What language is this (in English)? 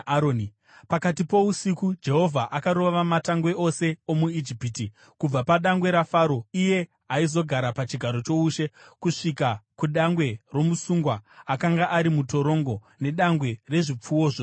Shona